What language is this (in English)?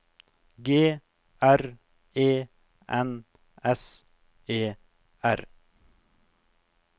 Norwegian